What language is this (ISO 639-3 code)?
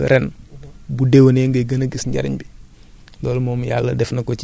wol